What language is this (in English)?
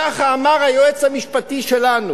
Hebrew